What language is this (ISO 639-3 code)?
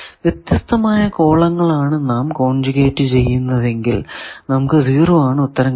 mal